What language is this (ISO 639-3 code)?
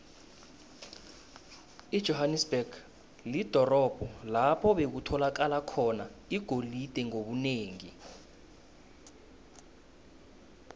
nbl